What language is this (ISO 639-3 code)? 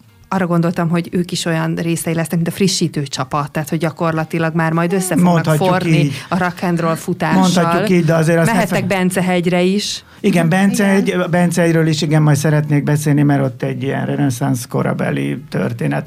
hun